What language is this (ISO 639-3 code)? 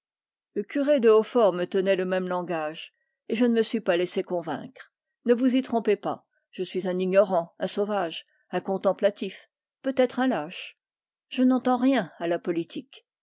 fra